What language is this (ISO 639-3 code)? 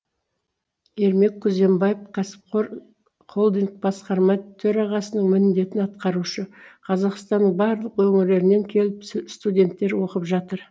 kaz